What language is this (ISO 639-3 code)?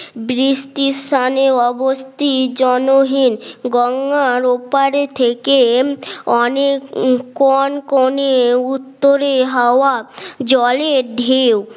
ben